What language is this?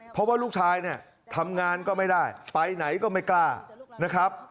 Thai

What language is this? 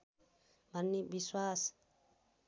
Nepali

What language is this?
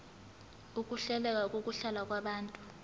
Zulu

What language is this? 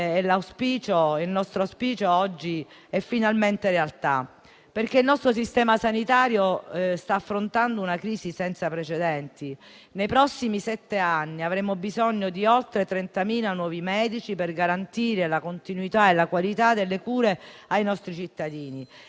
Italian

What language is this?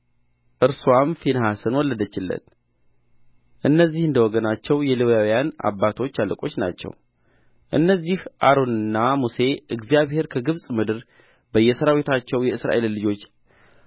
Amharic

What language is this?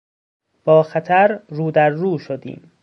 Persian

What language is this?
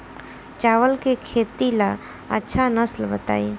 Bhojpuri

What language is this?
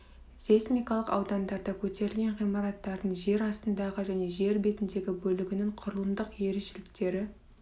Kazakh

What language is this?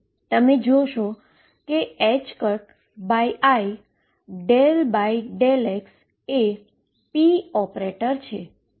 Gujarati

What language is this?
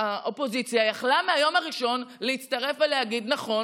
Hebrew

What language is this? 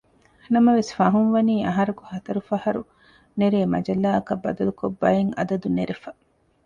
Divehi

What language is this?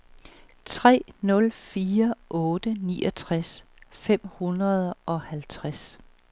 Danish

